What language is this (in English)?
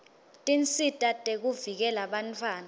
Swati